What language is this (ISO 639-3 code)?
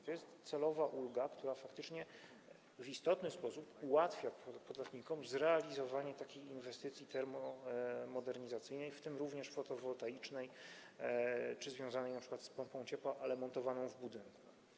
pol